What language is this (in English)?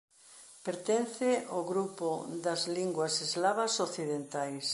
Galician